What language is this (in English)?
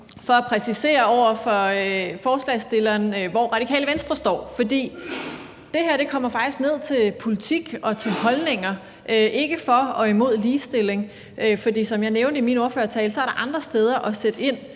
Danish